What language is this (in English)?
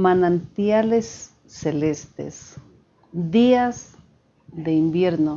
Spanish